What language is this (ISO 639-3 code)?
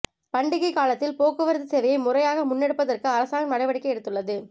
tam